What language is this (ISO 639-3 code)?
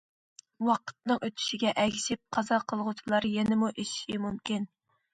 uig